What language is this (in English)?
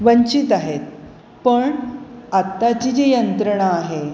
Marathi